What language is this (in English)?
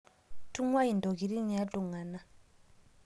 Masai